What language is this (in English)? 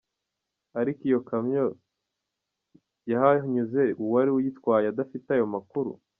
Kinyarwanda